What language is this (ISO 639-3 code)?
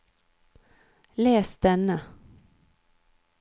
nor